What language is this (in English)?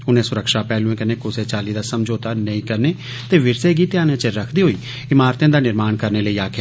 Dogri